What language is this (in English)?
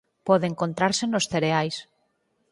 Galician